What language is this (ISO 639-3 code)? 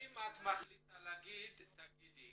heb